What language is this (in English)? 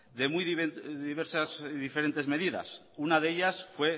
Spanish